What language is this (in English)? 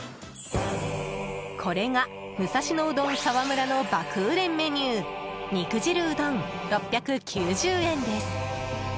Japanese